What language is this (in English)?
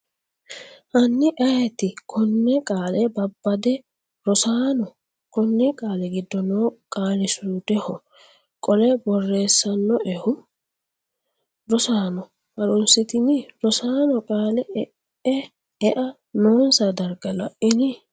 Sidamo